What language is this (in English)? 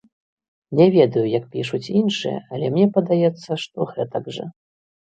Belarusian